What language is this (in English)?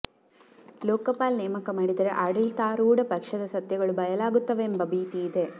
Kannada